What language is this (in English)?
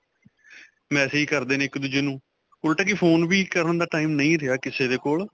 Punjabi